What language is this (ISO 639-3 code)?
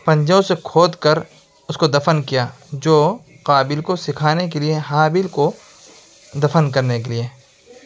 urd